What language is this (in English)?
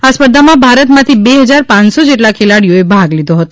Gujarati